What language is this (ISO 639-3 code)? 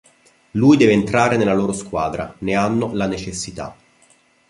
ita